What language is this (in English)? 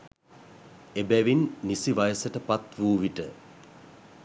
Sinhala